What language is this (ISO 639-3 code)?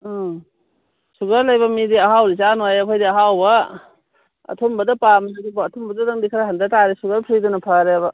mni